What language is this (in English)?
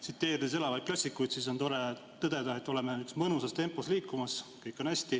Estonian